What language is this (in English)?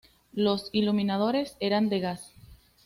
Spanish